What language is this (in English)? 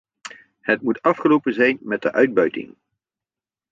Dutch